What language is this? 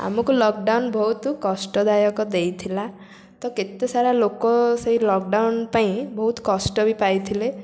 Odia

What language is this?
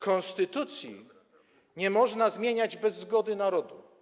Polish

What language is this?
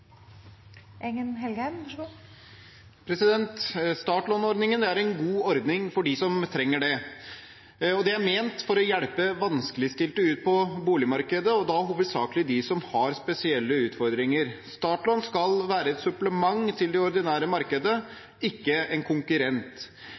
Norwegian Bokmål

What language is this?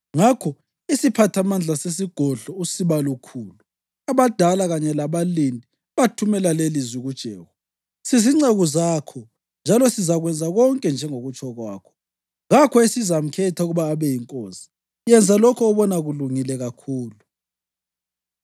North Ndebele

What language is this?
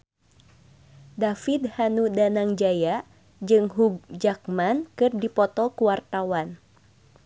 Sundanese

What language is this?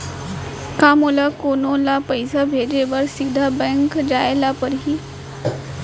Chhattisgarhi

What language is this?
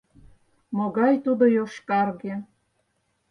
Mari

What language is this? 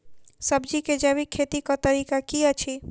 Maithili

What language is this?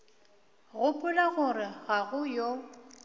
Northern Sotho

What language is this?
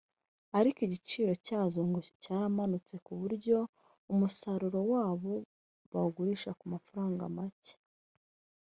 Kinyarwanda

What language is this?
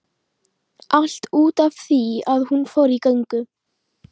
Icelandic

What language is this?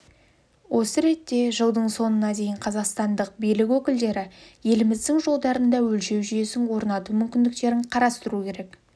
Kazakh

